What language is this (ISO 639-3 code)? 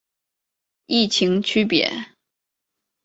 zho